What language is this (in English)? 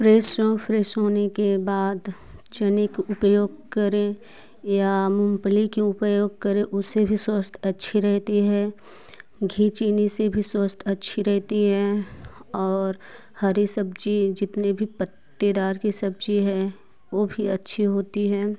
Hindi